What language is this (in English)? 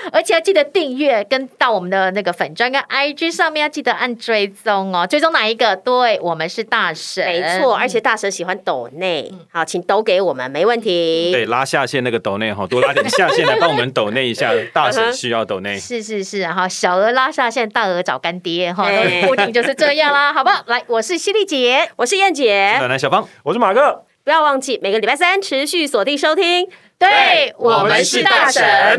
Chinese